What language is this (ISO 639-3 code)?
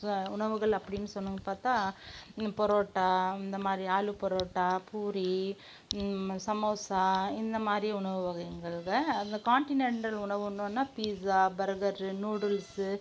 tam